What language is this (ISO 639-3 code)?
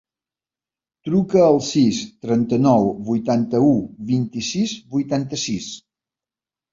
cat